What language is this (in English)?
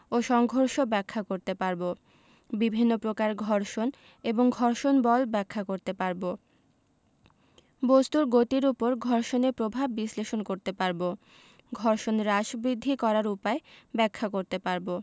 Bangla